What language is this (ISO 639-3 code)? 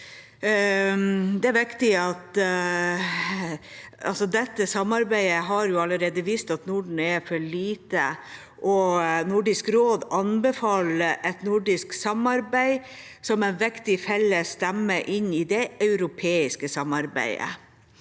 nor